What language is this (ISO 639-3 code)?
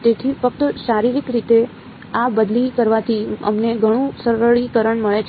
guj